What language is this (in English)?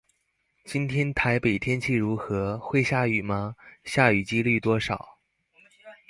Chinese